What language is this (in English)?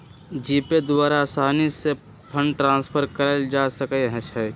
Magahi